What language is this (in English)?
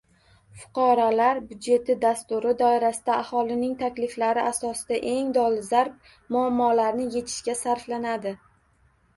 Uzbek